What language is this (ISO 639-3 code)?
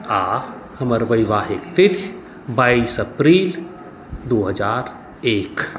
mai